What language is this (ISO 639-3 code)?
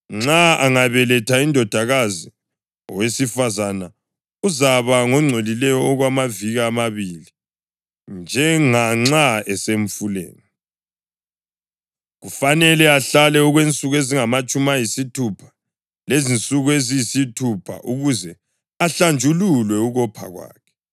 nde